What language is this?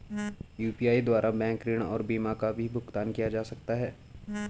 Hindi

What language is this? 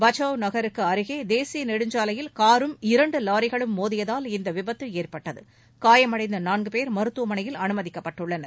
Tamil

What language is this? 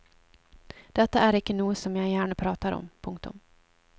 Norwegian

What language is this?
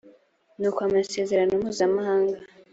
Kinyarwanda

